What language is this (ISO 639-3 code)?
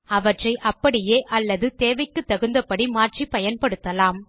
tam